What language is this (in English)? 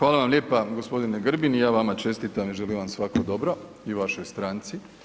Croatian